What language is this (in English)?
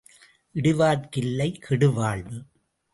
Tamil